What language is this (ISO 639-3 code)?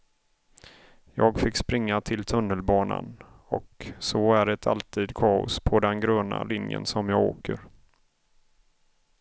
swe